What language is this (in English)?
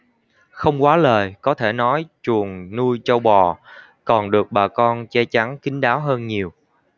Vietnamese